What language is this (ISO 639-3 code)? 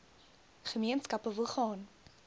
afr